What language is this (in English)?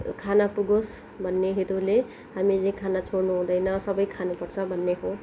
Nepali